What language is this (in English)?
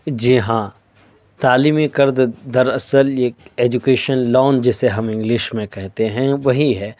Urdu